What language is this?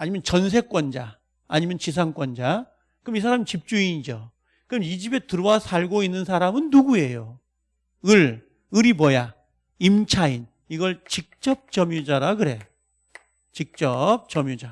Korean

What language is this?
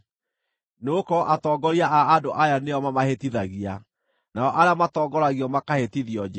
Kikuyu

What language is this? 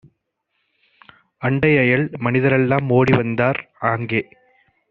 Tamil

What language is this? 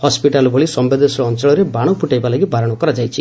Odia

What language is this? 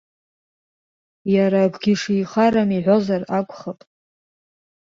Abkhazian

